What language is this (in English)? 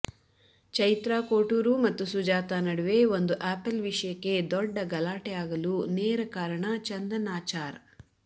Kannada